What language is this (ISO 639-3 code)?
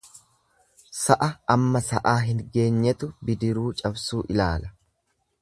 orm